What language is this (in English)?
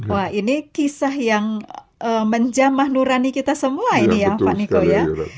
Indonesian